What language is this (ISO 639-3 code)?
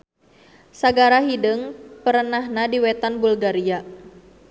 sun